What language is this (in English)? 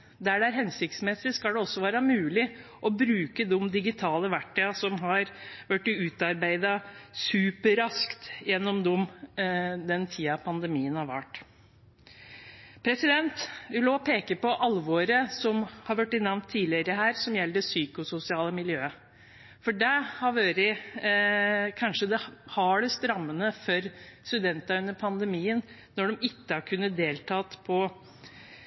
Norwegian Bokmål